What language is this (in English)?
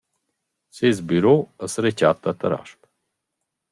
Romansh